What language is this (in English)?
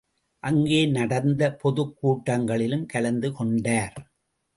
Tamil